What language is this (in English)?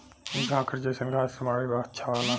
Bhojpuri